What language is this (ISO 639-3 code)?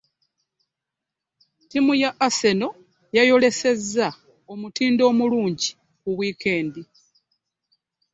lug